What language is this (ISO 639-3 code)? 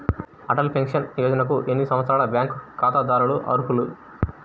tel